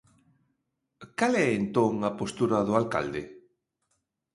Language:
Galician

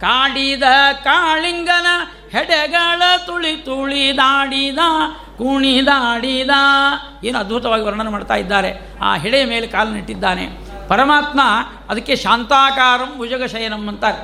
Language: Kannada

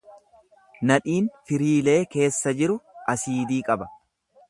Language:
Oromo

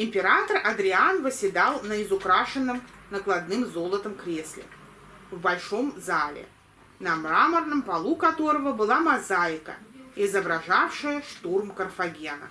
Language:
Russian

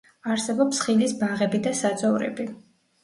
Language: Georgian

